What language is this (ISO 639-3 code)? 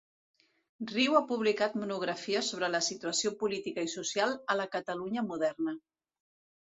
cat